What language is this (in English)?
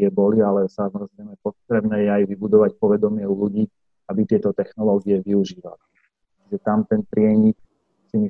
Slovak